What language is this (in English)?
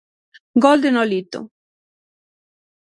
Galician